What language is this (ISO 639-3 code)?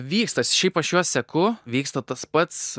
lit